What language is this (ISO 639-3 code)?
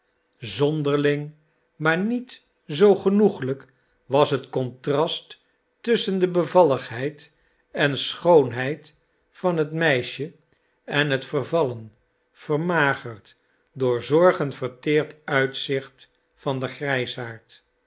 nld